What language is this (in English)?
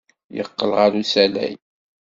Kabyle